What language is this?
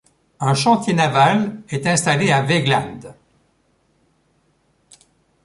French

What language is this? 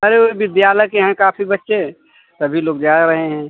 Hindi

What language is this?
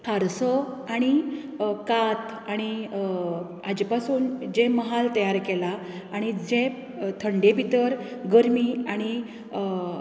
Konkani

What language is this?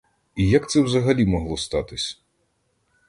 Ukrainian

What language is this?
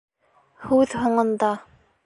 Bashkir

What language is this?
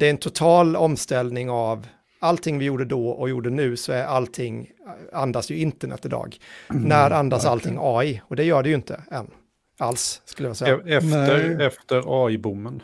Swedish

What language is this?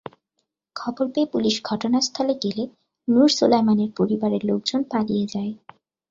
Bangla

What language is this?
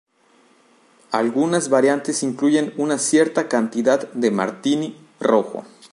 Spanish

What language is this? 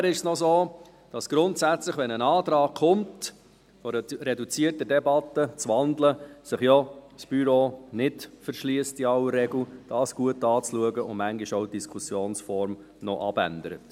Swiss German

